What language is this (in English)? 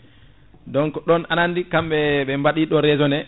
Fula